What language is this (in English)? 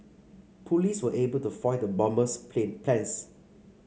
English